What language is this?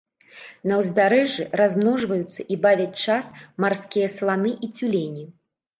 Belarusian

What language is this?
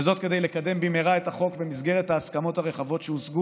Hebrew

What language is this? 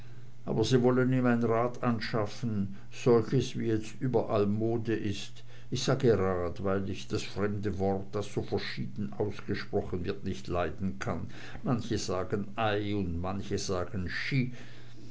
German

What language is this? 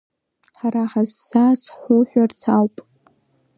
Abkhazian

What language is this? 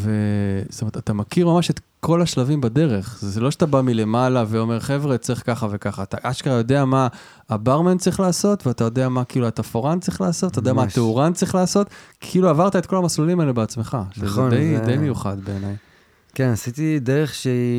Hebrew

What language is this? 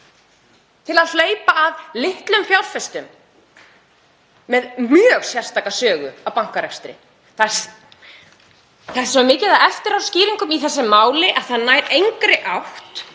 Icelandic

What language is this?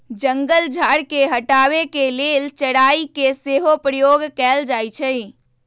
Magahi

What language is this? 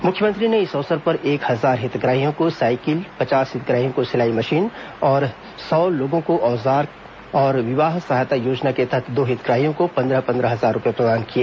Hindi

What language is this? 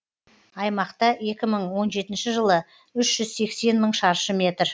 Kazakh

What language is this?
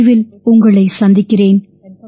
Tamil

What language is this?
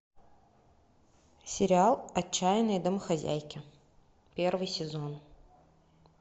Russian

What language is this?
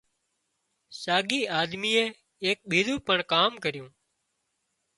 Wadiyara Koli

